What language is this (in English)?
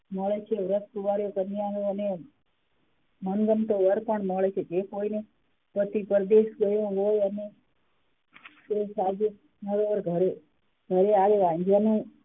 Gujarati